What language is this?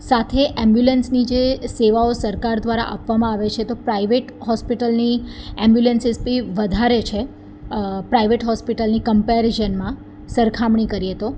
Gujarati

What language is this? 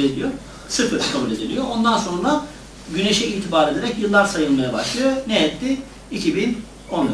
Turkish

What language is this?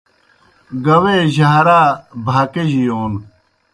Kohistani Shina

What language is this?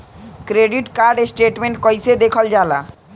Bhojpuri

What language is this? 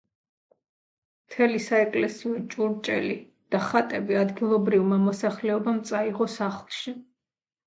Georgian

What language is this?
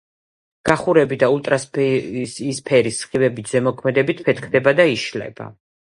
Georgian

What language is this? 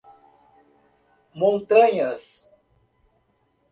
Portuguese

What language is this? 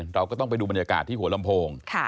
Thai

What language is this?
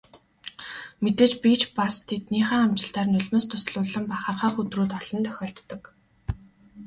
Mongolian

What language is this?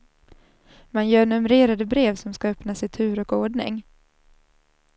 Swedish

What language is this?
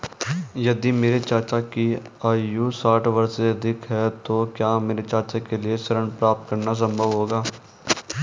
Hindi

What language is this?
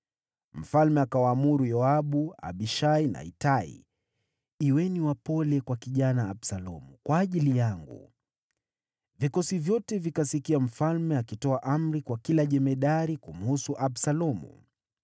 Swahili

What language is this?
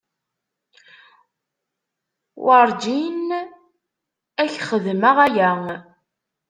Kabyle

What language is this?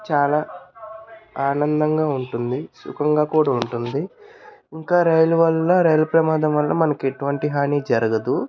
Telugu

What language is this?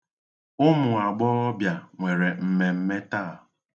Igbo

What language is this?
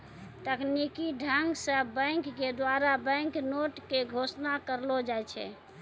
Maithili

